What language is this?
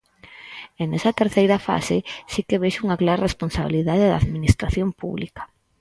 Galician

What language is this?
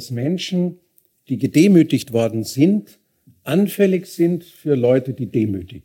German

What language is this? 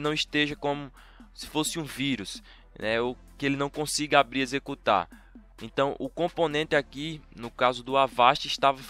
Portuguese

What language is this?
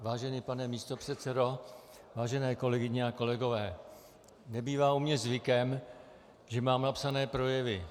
Czech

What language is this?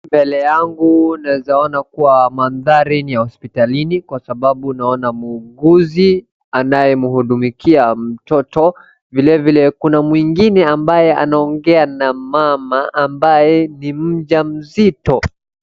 Swahili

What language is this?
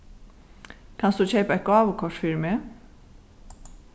Faroese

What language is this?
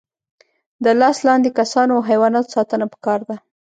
Pashto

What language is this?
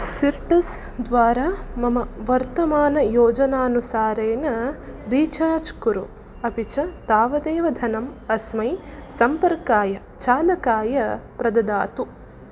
Sanskrit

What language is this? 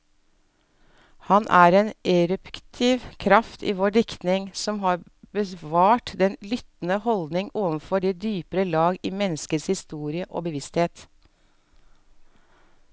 Norwegian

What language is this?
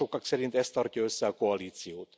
Hungarian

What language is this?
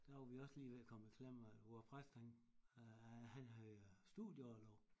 Danish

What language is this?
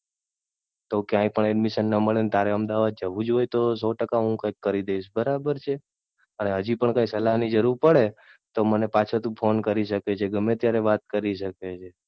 Gujarati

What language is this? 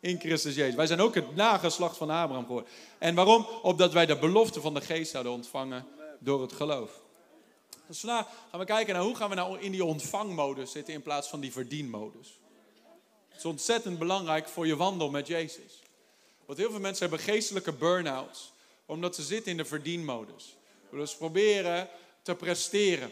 Dutch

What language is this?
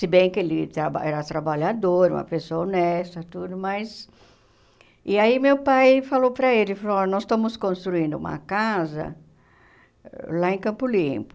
Portuguese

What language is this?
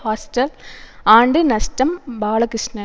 Tamil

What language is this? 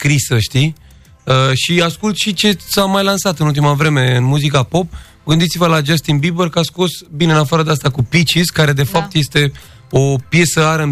Romanian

